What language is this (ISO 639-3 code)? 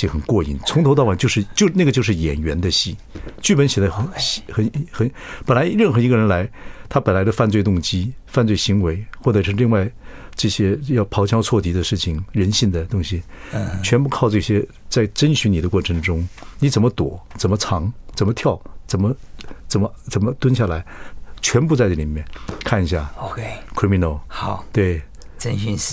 zho